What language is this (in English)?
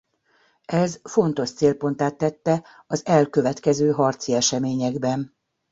Hungarian